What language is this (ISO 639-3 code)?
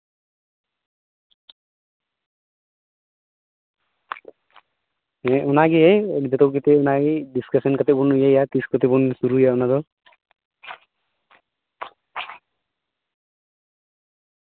sat